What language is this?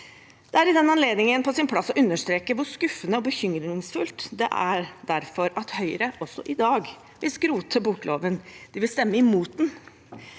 Norwegian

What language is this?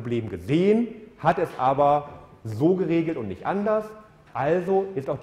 German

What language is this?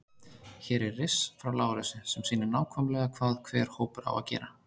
Icelandic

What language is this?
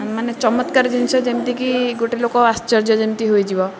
Odia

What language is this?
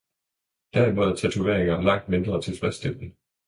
Danish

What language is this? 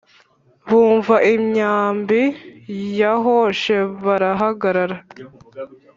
Kinyarwanda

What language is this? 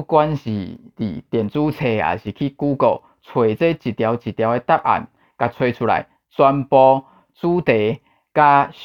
Chinese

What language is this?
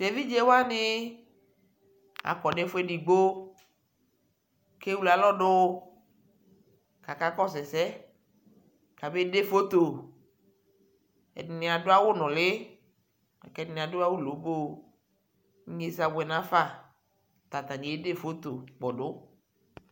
Ikposo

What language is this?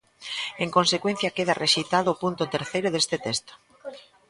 Galician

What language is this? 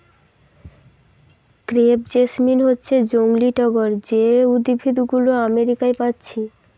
Bangla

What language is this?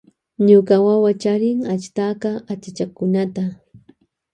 Loja Highland Quichua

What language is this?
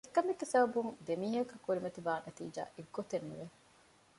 Divehi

